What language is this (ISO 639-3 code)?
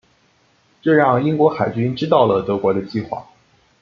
zho